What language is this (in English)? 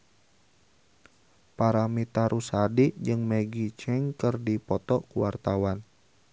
Sundanese